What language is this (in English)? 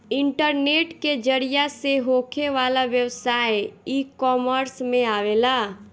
Bhojpuri